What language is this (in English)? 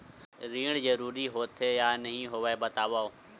Chhattisgarhi